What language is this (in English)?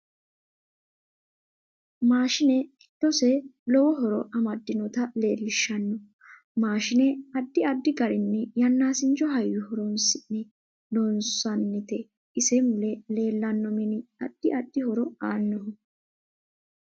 Sidamo